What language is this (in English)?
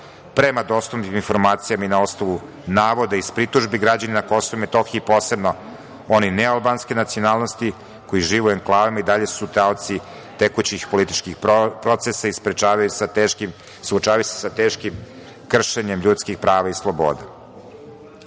Serbian